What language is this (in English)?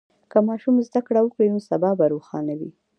Pashto